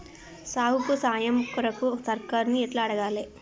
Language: Telugu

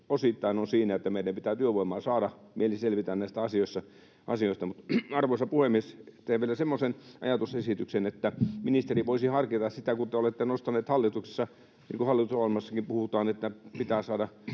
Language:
Finnish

